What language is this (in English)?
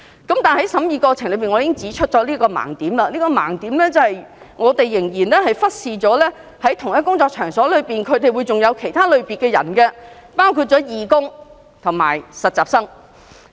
Cantonese